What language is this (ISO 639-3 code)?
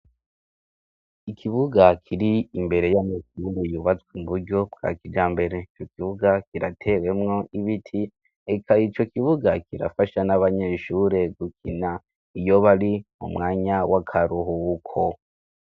run